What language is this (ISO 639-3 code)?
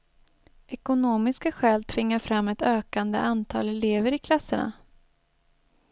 swe